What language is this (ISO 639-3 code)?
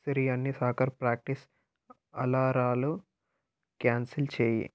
tel